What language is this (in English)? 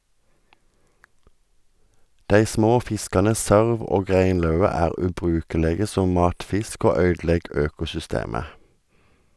Norwegian